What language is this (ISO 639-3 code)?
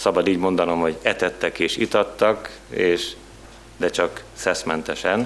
hun